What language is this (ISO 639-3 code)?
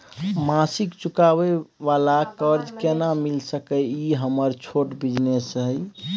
mai